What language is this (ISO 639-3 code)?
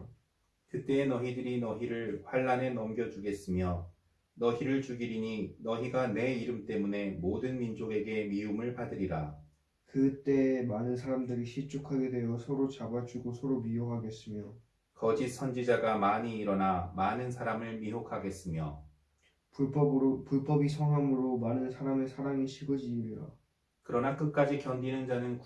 kor